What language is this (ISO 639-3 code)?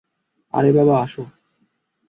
ben